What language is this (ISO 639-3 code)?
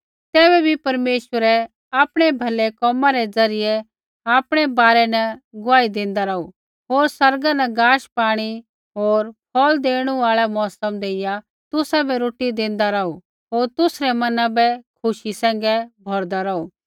kfx